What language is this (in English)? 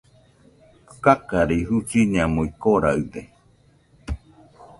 Nüpode Huitoto